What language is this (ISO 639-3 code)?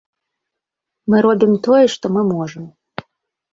bel